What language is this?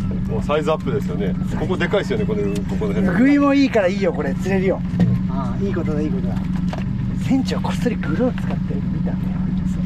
Japanese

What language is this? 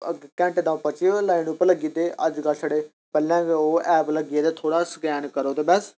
Dogri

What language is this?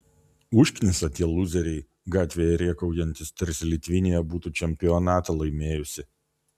Lithuanian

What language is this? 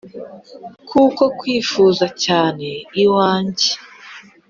Kinyarwanda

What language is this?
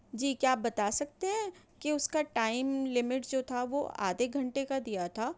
Urdu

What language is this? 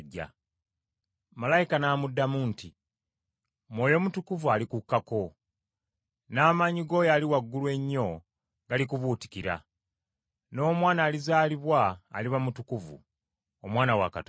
Ganda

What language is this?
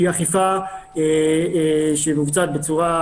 Hebrew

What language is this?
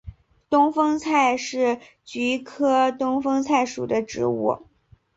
Chinese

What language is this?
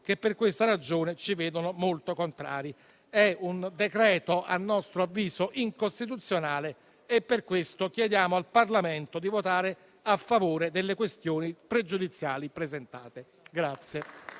Italian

